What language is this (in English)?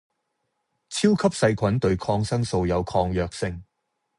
Cantonese